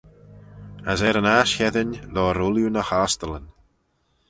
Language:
Manx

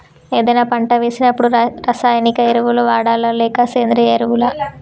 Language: Telugu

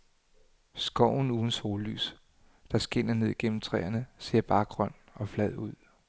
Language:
Danish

